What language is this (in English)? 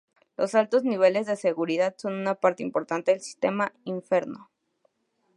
Spanish